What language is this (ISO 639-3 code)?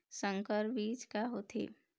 hne